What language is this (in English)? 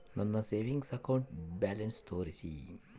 Kannada